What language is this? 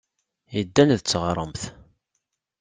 Kabyle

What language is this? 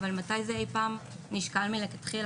Hebrew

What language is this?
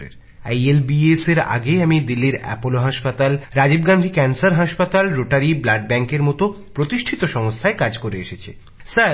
Bangla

